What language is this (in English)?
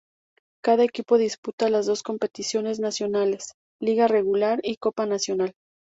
Spanish